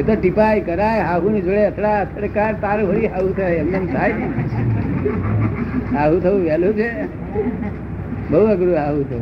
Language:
Gujarati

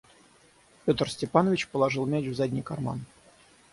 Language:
Russian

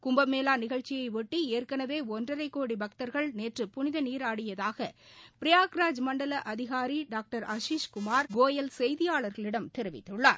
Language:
Tamil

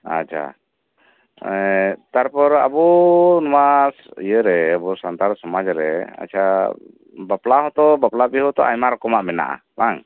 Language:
Santali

